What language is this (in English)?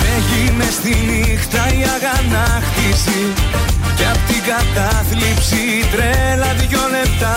Greek